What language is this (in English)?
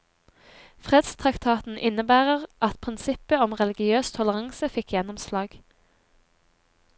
Norwegian